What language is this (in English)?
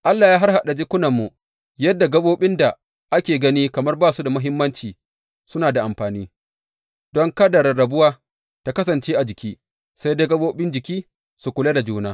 Hausa